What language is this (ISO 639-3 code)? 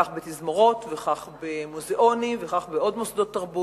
heb